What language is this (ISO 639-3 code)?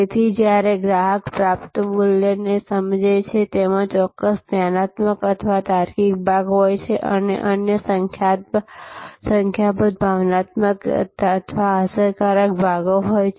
guj